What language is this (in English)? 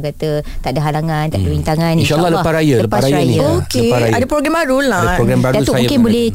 Malay